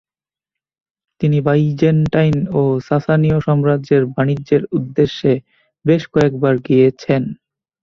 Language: Bangla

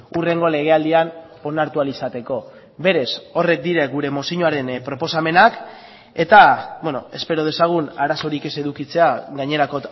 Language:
Basque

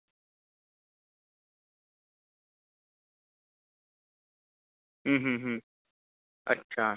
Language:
Dogri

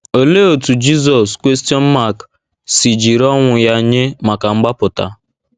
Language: Igbo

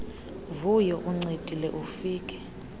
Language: Xhosa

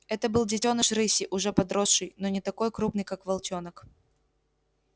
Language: Russian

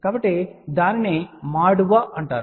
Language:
Telugu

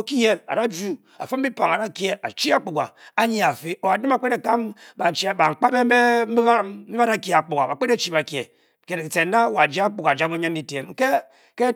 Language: Bokyi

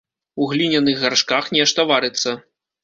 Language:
Belarusian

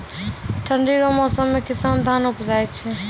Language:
Maithili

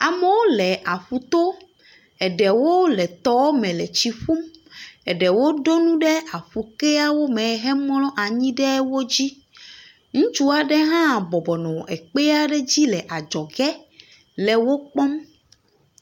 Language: Ewe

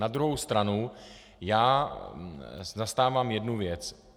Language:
Czech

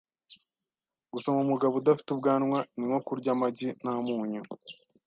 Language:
Kinyarwanda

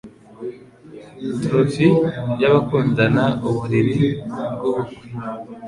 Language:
Kinyarwanda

